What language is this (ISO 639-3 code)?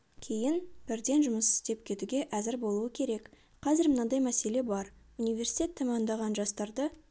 kaz